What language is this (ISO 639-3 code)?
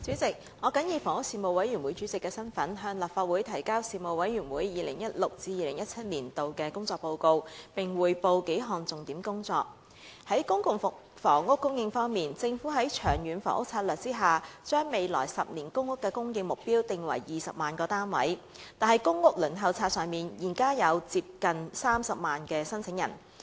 yue